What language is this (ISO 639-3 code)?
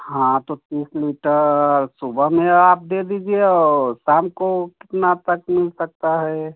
hin